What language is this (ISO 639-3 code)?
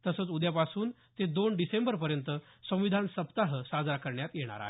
mar